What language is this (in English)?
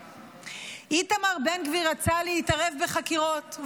Hebrew